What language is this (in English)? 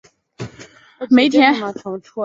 Chinese